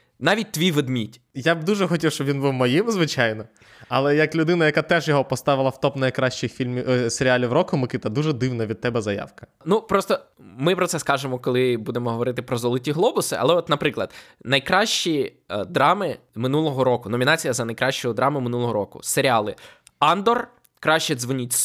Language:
Ukrainian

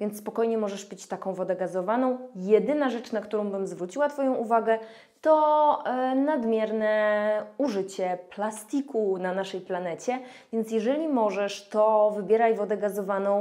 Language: Polish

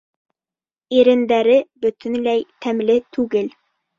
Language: Bashkir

